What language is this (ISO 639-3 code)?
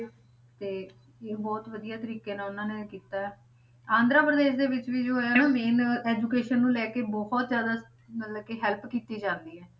pan